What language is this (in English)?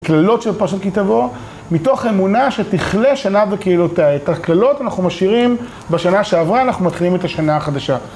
Hebrew